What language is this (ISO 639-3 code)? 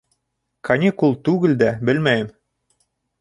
bak